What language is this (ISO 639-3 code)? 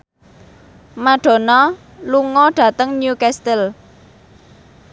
jav